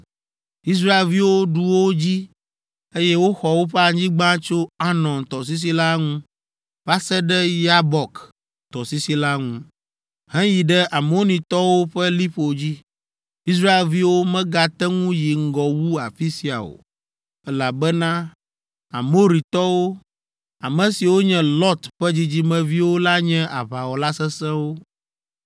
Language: Ewe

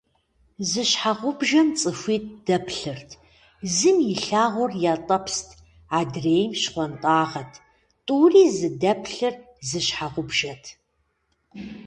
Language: Kabardian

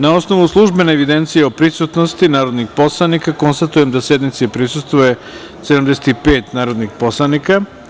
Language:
Serbian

